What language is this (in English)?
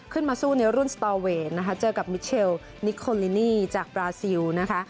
Thai